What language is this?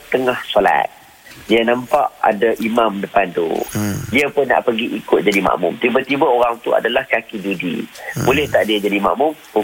Malay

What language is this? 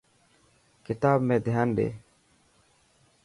Dhatki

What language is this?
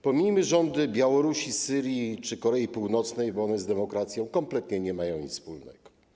Polish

